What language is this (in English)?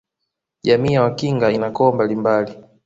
Swahili